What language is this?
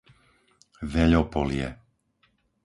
Slovak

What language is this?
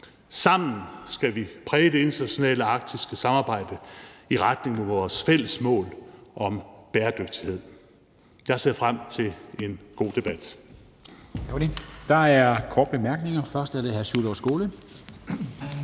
Danish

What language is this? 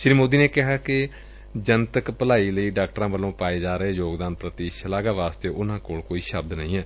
Punjabi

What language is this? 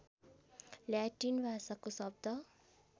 Nepali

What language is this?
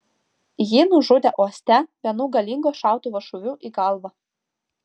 Lithuanian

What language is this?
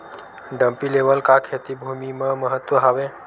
Chhattisgarhi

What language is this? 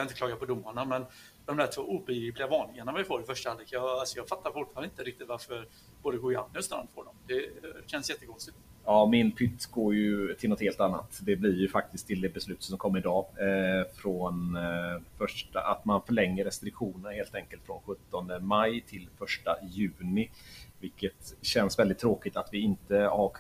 Swedish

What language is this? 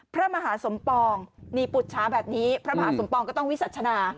Thai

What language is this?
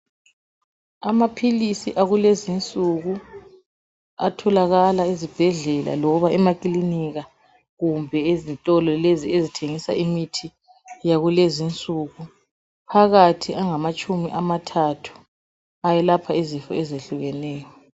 North Ndebele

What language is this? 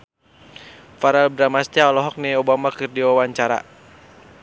Sundanese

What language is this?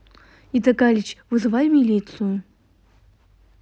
Russian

